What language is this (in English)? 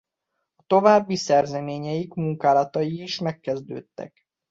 Hungarian